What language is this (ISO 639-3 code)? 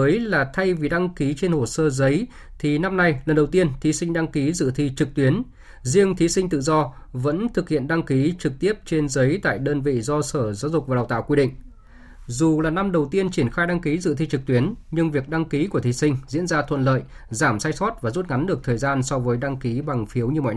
vie